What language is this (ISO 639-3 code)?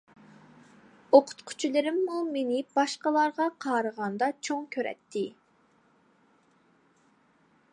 uig